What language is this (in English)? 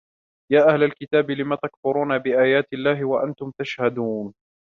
Arabic